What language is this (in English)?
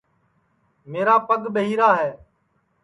Sansi